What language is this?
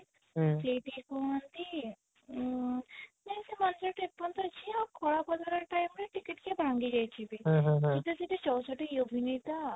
Odia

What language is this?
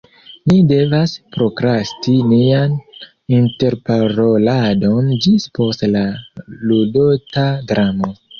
Esperanto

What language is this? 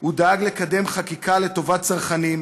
Hebrew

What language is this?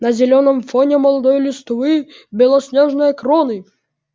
Russian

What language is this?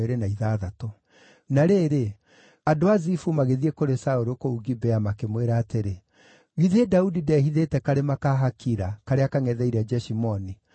Kikuyu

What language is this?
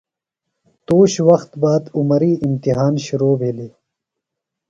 Phalura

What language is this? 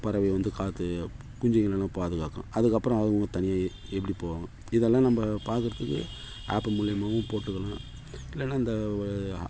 Tamil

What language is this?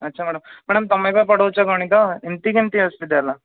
Odia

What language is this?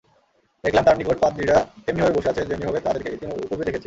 Bangla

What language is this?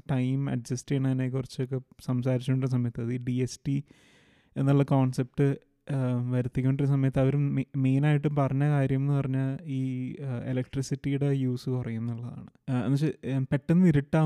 Malayalam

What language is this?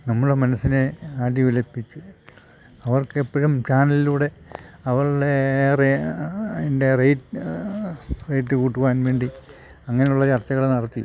Malayalam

